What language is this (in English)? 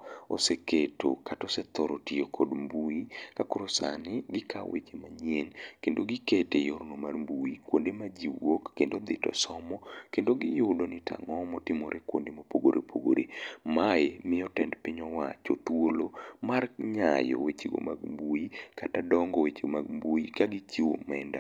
Luo (Kenya and Tanzania)